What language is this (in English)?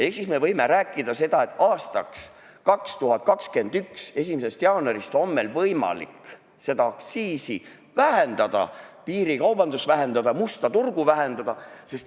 Estonian